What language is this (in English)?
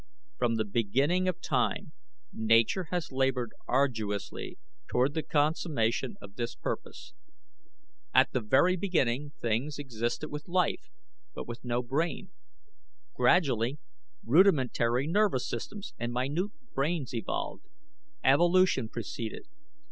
English